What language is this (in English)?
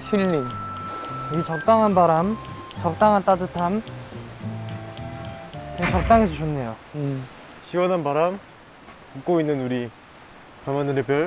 Korean